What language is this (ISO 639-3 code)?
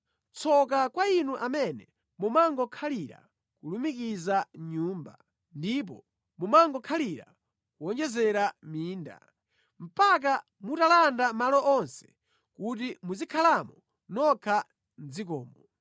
nya